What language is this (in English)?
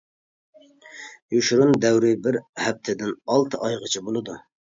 Uyghur